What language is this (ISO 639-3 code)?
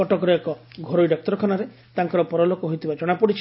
ori